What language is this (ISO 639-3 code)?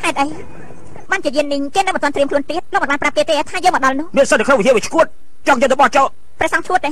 tha